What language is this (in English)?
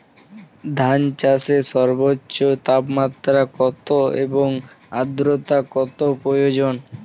Bangla